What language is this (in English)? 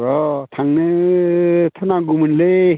Bodo